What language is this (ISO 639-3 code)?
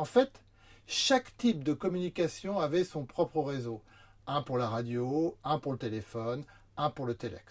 fra